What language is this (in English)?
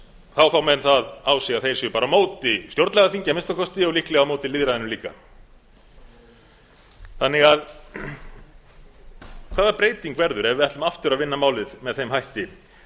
Icelandic